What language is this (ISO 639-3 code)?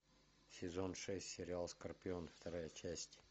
rus